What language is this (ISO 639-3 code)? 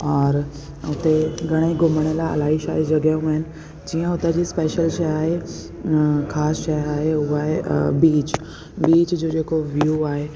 snd